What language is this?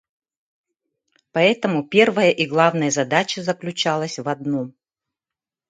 Yakut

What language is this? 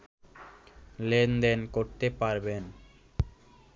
Bangla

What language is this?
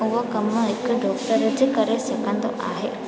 Sindhi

